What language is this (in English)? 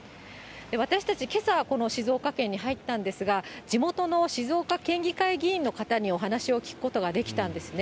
Japanese